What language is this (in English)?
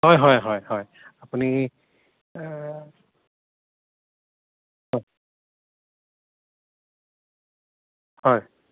Assamese